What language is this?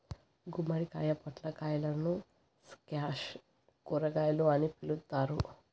Telugu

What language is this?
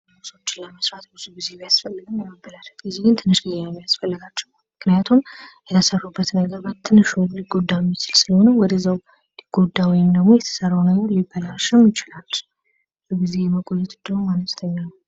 Amharic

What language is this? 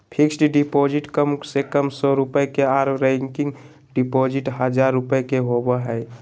Magahi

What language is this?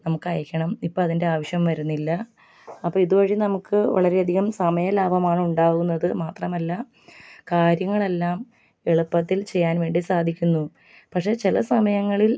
Malayalam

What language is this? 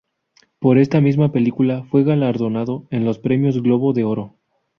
Spanish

